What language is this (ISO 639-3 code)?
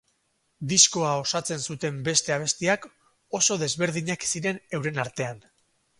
eus